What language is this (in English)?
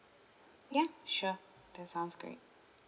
English